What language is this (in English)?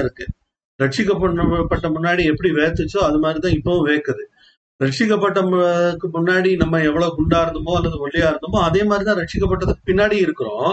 Tamil